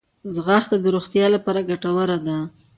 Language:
Pashto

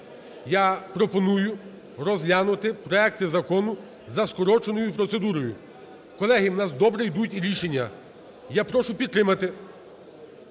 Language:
Ukrainian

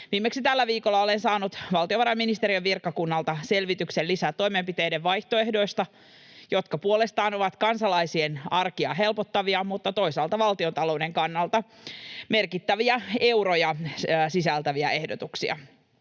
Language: Finnish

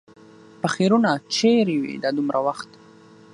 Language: Pashto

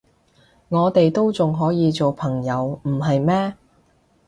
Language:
Cantonese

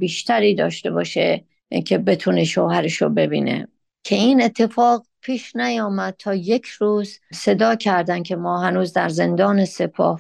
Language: Persian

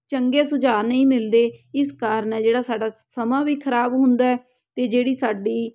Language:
Punjabi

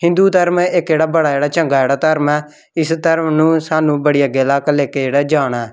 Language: Dogri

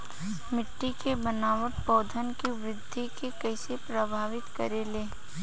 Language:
Bhojpuri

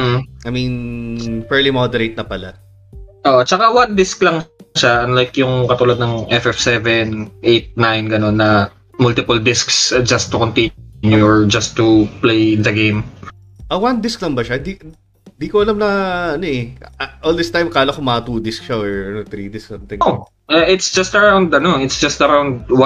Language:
Filipino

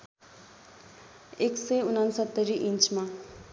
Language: Nepali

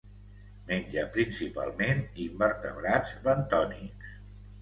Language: Catalan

